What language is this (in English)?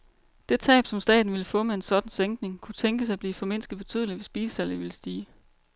Danish